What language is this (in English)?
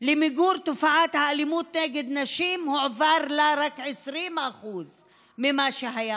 Hebrew